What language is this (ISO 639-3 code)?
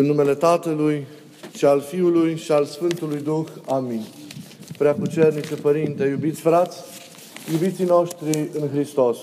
ron